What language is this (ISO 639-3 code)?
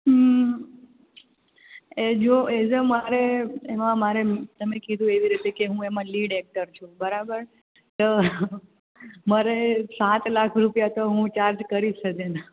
guj